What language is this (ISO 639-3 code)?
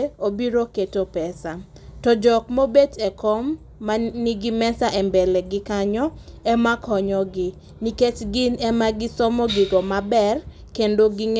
luo